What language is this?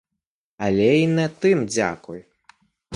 Belarusian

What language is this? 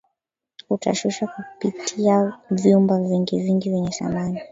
Swahili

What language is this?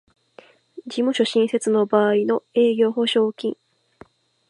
Japanese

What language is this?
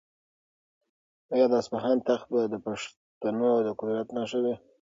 Pashto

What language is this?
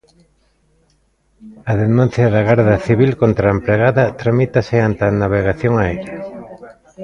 Galician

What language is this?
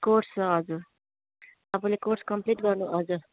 Nepali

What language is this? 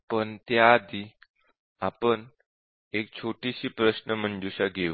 Marathi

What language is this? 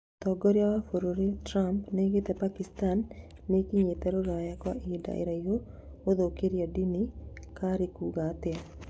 Kikuyu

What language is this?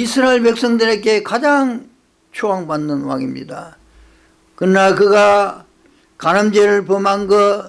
Korean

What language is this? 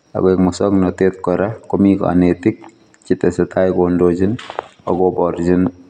Kalenjin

